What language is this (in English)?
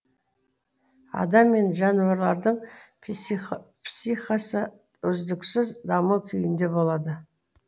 Kazakh